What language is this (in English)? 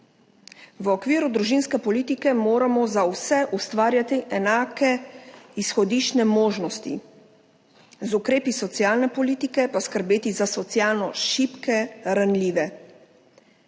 Slovenian